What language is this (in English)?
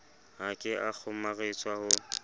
Southern Sotho